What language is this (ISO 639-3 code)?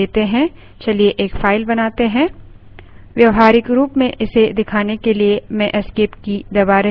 hin